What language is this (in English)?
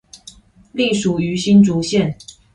Chinese